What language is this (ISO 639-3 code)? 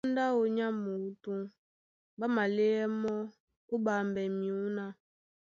dua